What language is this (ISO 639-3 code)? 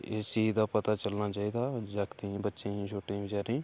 doi